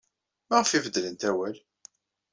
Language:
Kabyle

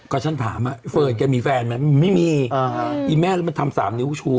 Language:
Thai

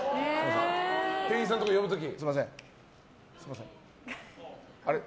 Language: Japanese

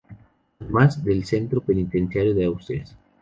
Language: Spanish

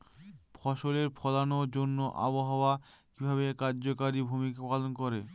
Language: Bangla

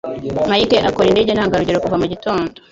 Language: Kinyarwanda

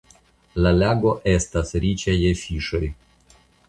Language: Esperanto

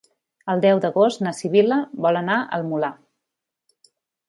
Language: Catalan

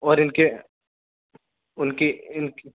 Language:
Urdu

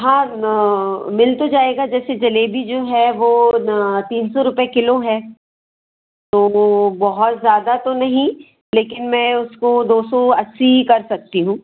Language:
Hindi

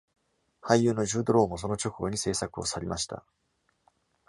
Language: Japanese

